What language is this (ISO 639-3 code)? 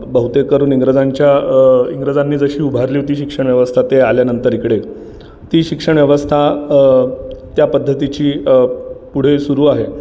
mar